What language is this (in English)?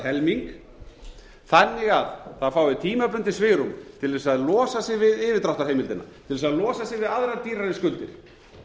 Icelandic